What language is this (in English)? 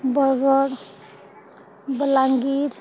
Odia